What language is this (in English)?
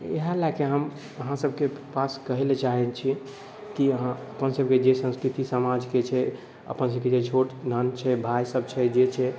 Maithili